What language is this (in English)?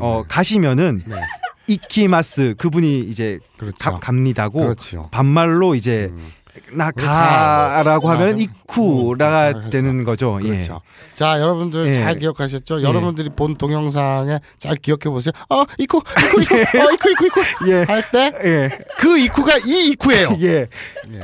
Korean